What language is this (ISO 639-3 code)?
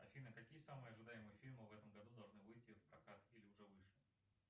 rus